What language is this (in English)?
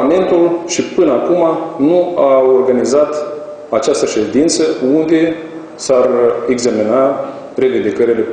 Romanian